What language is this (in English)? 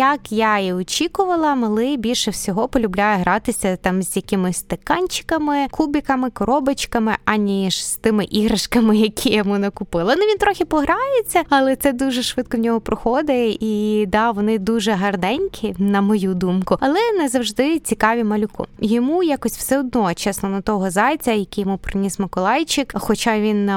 Ukrainian